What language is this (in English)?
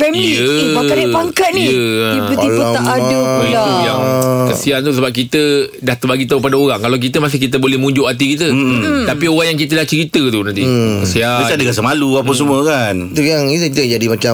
Malay